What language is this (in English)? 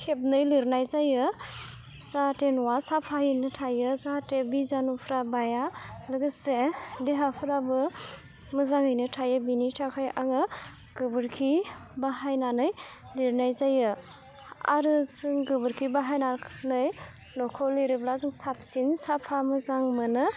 Bodo